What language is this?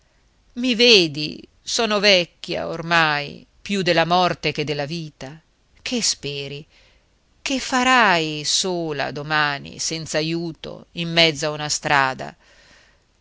Italian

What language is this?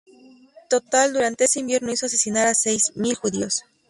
Spanish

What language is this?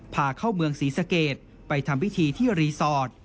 Thai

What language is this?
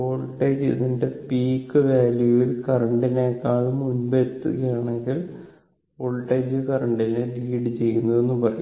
Malayalam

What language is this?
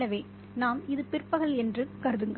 Tamil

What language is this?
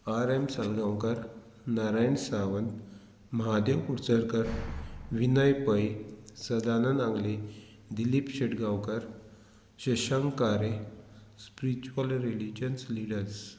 Konkani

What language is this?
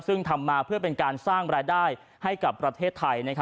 Thai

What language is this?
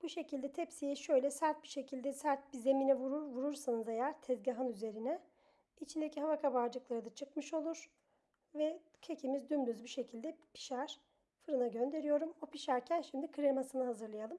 Turkish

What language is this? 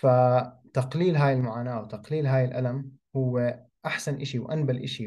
Arabic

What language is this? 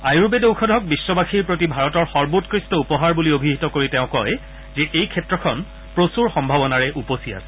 Assamese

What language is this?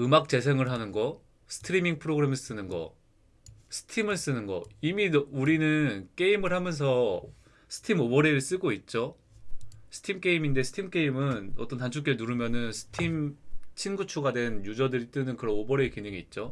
Korean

